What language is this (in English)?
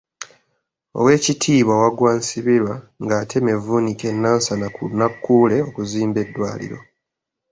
Ganda